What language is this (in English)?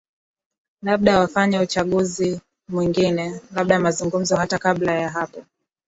Swahili